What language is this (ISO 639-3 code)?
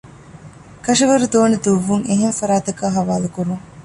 div